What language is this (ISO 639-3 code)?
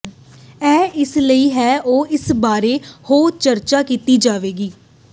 pan